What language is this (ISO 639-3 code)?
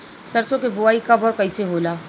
bho